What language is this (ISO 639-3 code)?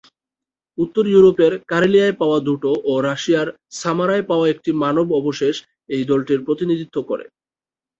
ben